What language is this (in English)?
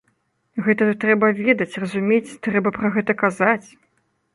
Belarusian